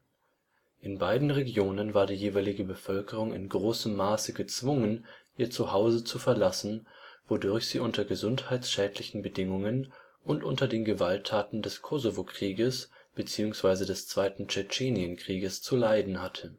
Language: German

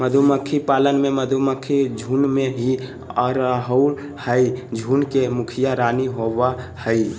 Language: Magahi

